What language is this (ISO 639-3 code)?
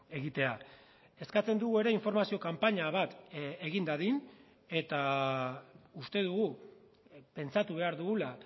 eus